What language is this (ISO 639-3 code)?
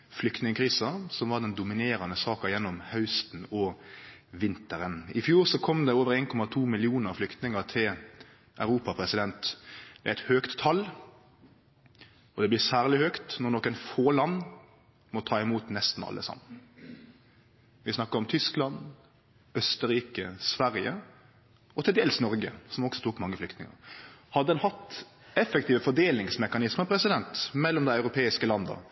nno